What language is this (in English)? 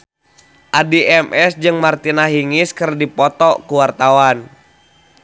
Sundanese